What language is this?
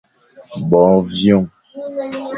Fang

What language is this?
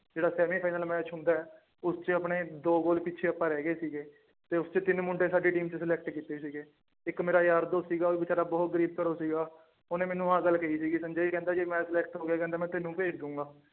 Punjabi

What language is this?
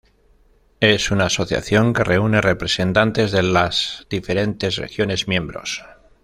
Spanish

